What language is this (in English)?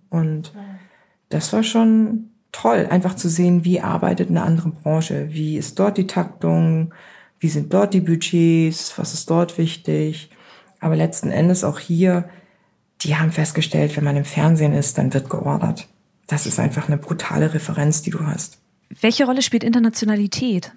German